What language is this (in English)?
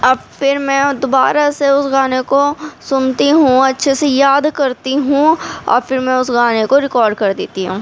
Urdu